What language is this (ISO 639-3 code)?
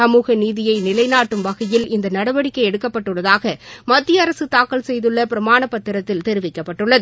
tam